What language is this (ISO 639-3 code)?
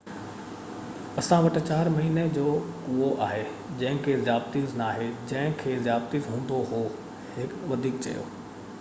snd